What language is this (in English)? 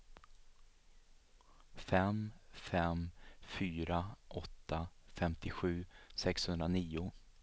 Swedish